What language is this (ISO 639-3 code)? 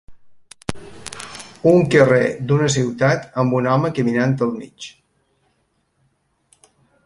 cat